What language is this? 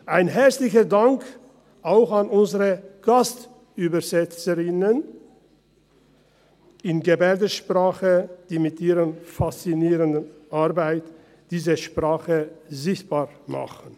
Swiss German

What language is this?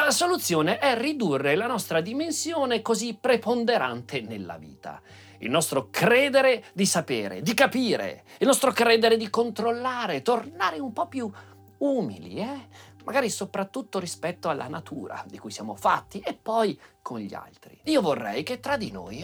Italian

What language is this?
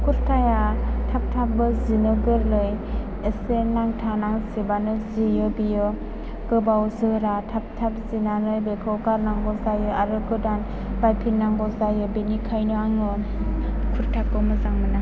Bodo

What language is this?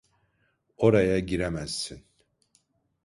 Turkish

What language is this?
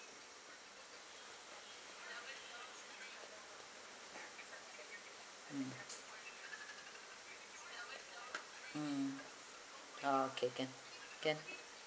English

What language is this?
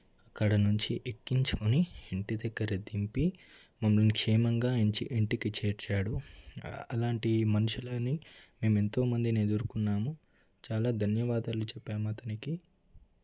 Telugu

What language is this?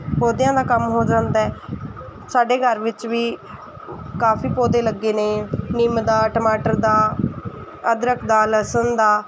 Punjabi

